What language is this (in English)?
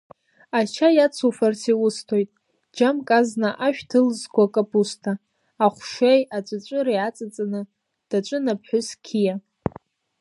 Abkhazian